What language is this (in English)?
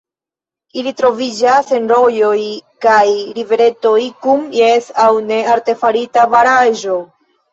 Esperanto